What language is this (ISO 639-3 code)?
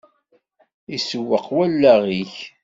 kab